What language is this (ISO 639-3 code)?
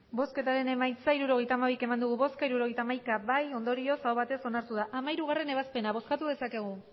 eus